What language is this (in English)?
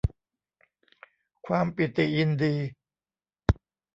Thai